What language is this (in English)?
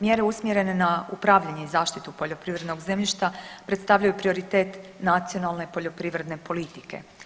Croatian